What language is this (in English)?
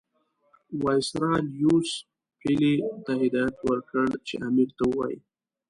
Pashto